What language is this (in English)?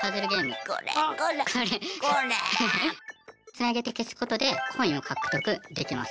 Japanese